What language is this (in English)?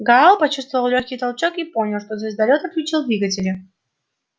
Russian